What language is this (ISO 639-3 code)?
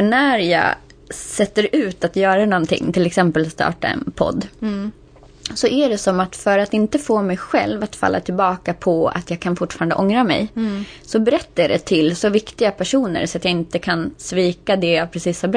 swe